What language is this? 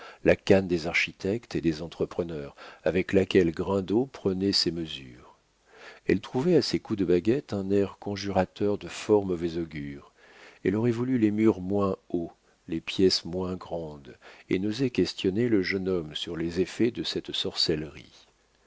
French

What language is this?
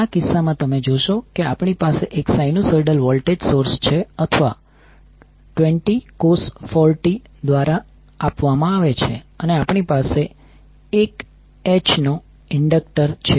Gujarati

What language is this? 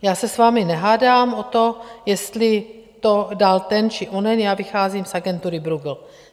Czech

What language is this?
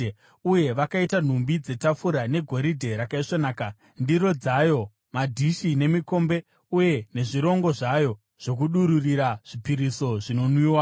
Shona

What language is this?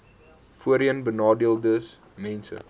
Afrikaans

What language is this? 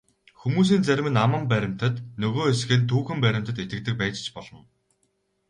Mongolian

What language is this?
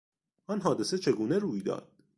Persian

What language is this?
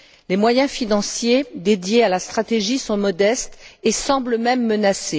French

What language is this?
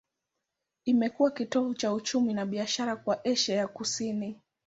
Swahili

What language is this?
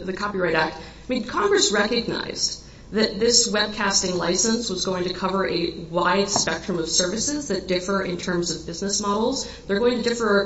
English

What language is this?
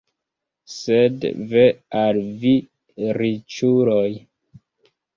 Esperanto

